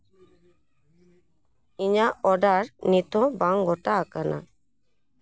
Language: Santali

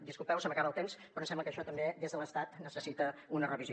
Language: Catalan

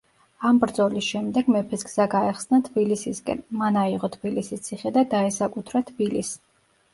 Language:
Georgian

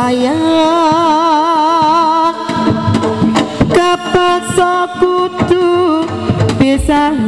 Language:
Indonesian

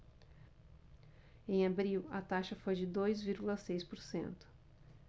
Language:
Portuguese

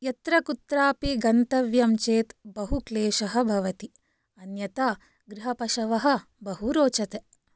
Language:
Sanskrit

